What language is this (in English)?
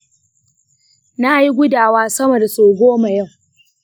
Hausa